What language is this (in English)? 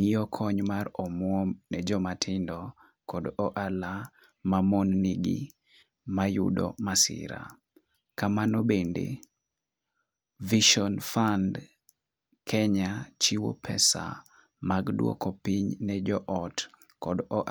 Luo (Kenya and Tanzania)